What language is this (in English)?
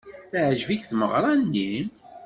Kabyle